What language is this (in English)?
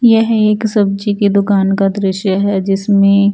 Hindi